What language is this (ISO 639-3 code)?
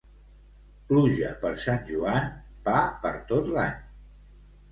cat